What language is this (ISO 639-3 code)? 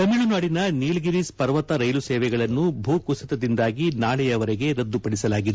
kan